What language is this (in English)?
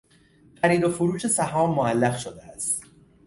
Persian